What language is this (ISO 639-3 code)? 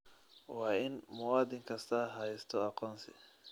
som